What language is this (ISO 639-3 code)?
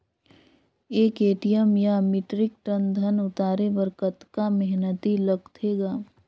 hne